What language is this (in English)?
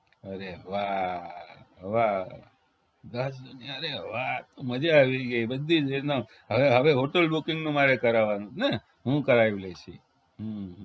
Gujarati